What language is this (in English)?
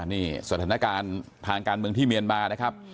Thai